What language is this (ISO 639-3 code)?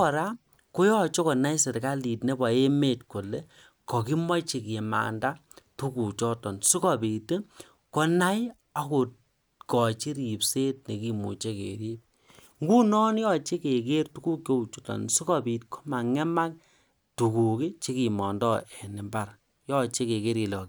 kln